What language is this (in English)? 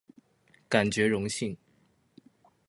Chinese